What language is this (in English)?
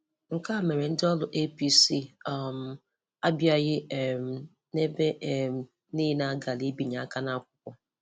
Igbo